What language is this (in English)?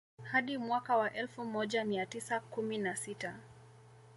Swahili